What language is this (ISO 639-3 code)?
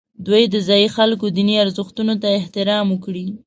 pus